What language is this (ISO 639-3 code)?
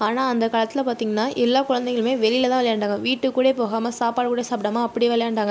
tam